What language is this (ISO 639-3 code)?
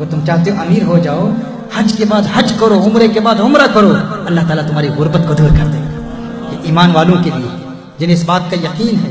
urd